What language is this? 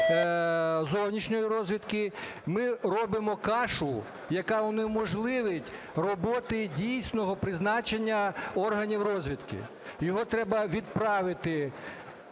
Ukrainian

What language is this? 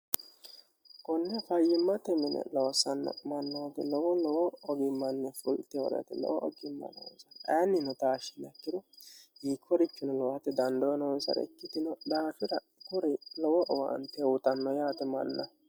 Sidamo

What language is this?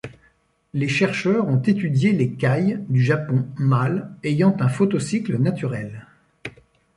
French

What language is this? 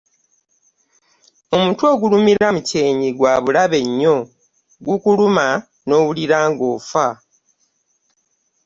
Ganda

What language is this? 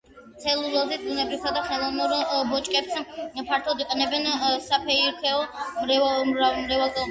Georgian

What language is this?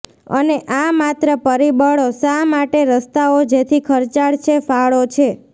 Gujarati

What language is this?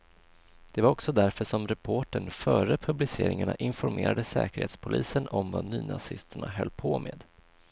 Swedish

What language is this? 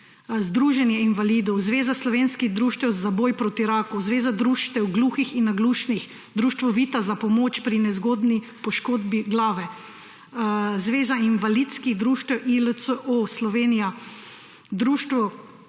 Slovenian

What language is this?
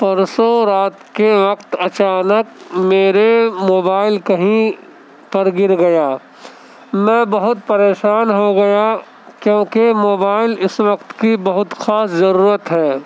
Urdu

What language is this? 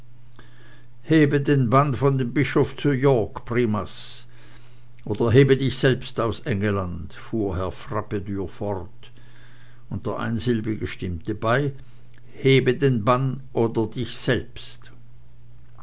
German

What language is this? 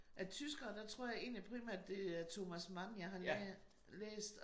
Danish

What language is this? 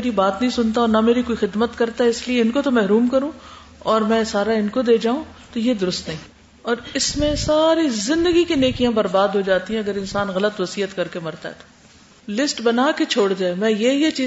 Urdu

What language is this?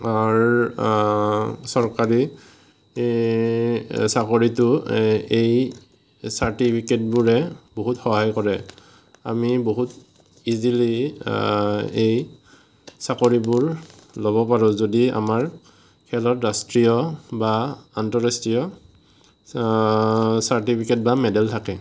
Assamese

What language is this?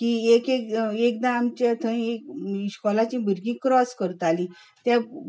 Konkani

